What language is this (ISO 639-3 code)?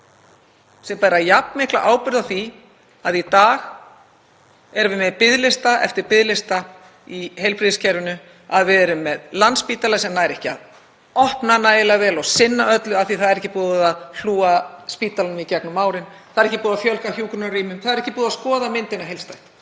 isl